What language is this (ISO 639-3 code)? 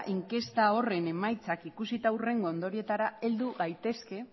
eus